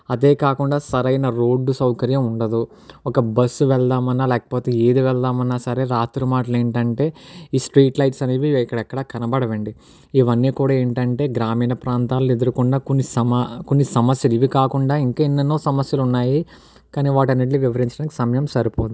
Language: Telugu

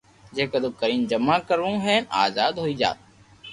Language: Loarki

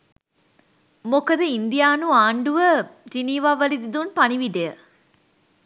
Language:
Sinhala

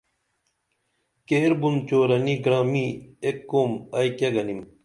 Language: Dameli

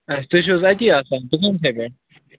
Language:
Kashmiri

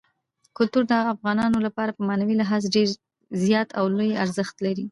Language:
Pashto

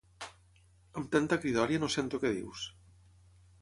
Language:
Catalan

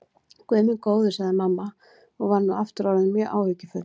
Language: Icelandic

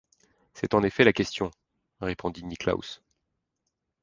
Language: French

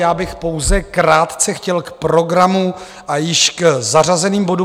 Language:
Czech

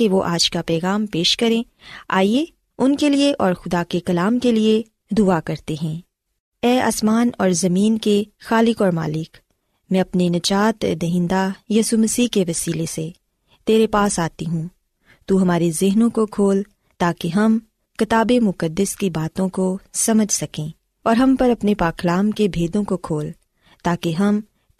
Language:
Urdu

